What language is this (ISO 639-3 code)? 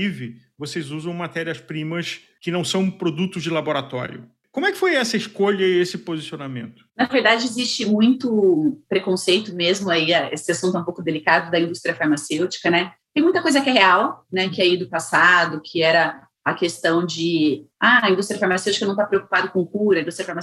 por